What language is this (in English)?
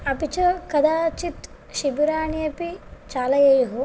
Sanskrit